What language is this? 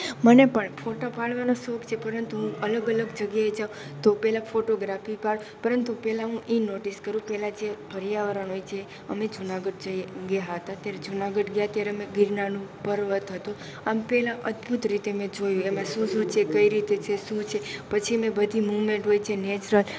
Gujarati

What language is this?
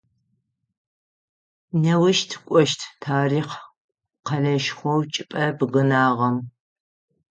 Adyghe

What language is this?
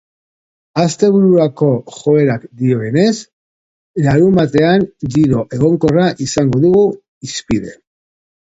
Basque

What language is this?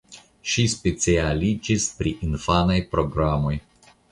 Esperanto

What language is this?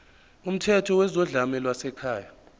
Zulu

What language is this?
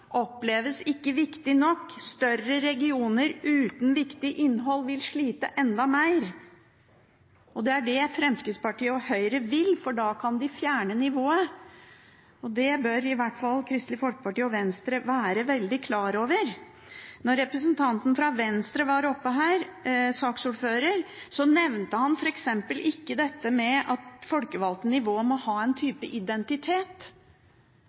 Norwegian Bokmål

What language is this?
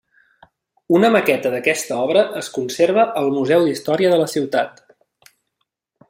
Catalan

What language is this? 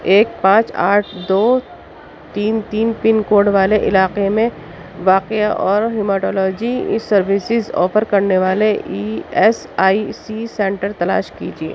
Urdu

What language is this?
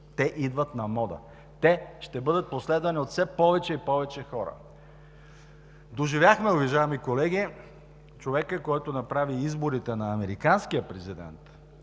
Bulgarian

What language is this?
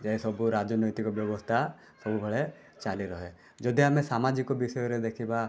Odia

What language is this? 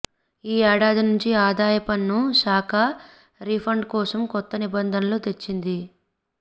Telugu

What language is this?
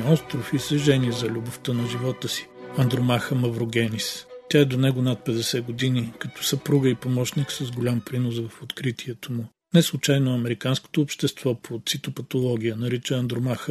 Bulgarian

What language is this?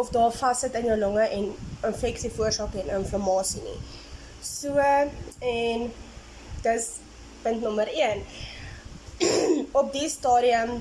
Dutch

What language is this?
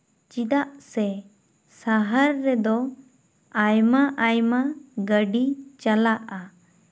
Santali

